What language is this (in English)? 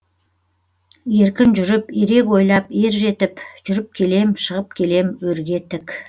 Kazakh